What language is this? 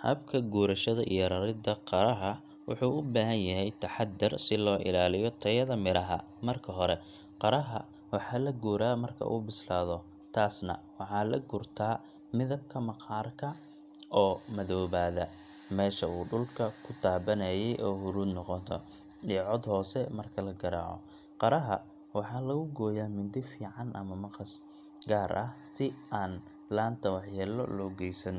Somali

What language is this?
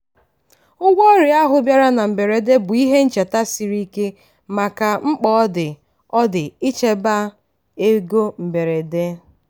Igbo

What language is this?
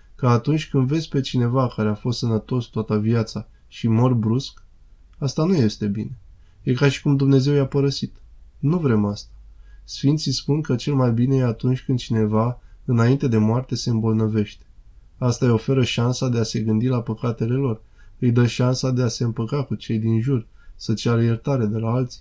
Romanian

